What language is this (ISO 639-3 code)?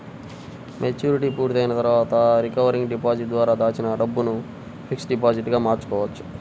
tel